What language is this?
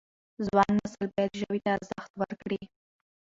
Pashto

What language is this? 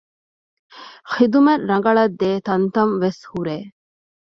Divehi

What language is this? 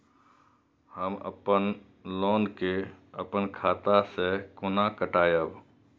Maithili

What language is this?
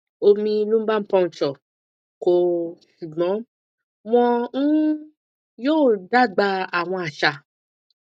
Yoruba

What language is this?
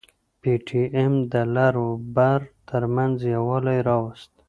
Pashto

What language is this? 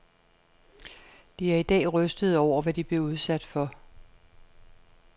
Danish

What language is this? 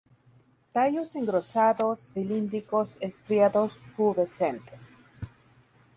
Spanish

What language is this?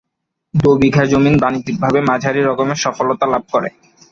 Bangla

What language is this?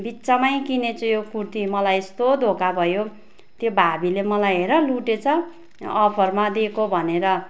Nepali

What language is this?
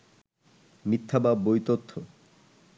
Bangla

